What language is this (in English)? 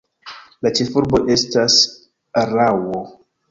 Esperanto